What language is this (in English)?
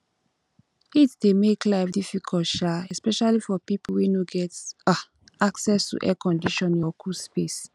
Nigerian Pidgin